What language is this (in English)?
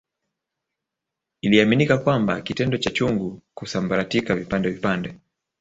Swahili